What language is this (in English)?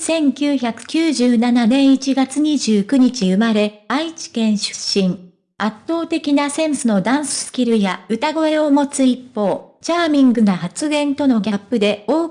Japanese